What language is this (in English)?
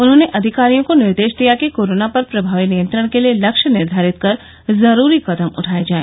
Hindi